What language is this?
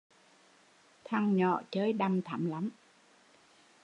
Vietnamese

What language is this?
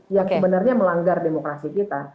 Indonesian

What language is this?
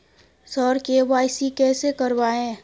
Maithili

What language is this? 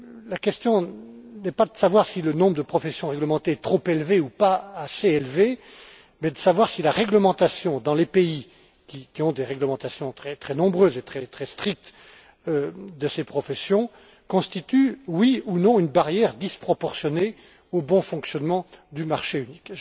French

